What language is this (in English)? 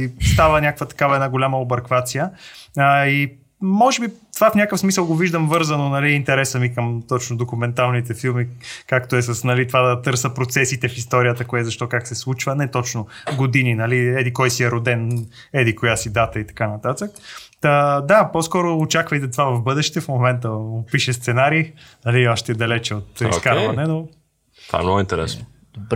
Bulgarian